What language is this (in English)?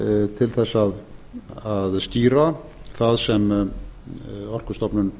Icelandic